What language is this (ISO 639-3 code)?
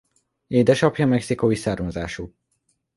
hun